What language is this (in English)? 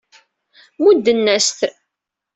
Kabyle